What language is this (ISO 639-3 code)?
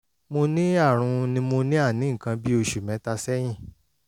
yor